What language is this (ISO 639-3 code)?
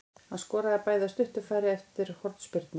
isl